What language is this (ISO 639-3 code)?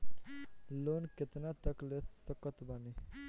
bho